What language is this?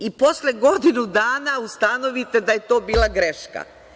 Serbian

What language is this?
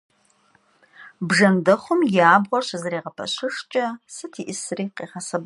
Kabardian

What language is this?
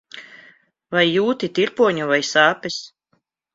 Latvian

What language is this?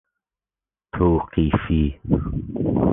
Persian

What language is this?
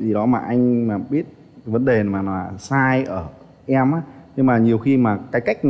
Vietnamese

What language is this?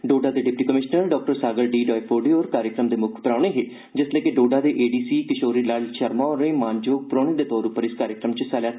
Dogri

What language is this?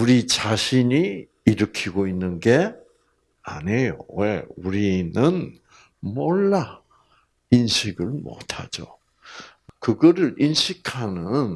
Korean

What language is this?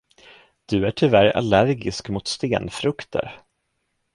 Swedish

